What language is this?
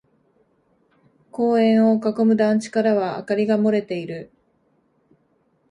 Japanese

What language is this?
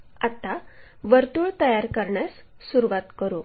Marathi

